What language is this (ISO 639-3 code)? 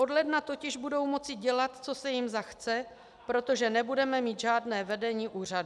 ces